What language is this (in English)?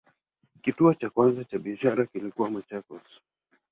Swahili